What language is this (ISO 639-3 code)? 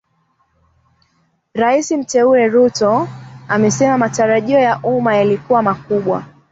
swa